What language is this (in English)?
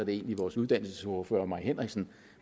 Danish